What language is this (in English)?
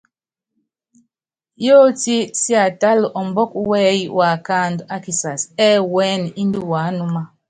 Yangben